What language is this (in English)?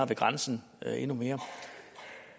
Danish